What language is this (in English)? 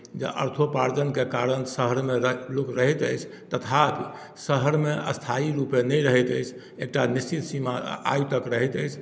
Maithili